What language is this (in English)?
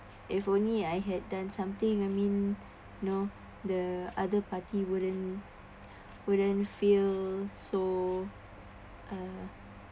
English